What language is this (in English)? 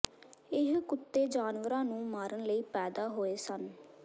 Punjabi